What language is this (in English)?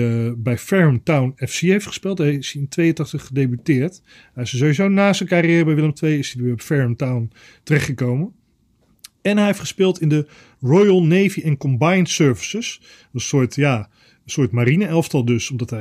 Dutch